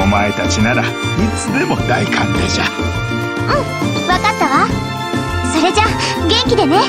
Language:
Japanese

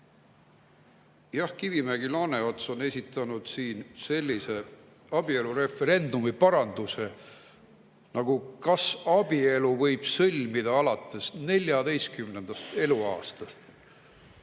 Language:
Estonian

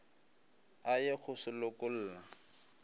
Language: Northern Sotho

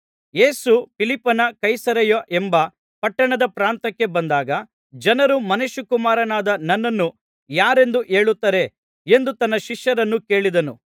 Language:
Kannada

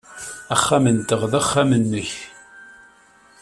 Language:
Kabyle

